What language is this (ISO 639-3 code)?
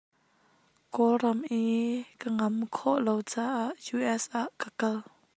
cnh